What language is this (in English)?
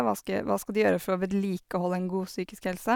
Norwegian